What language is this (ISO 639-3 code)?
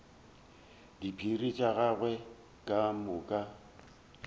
nso